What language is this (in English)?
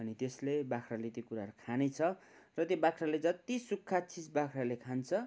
Nepali